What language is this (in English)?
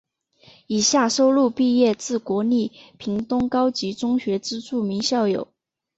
Chinese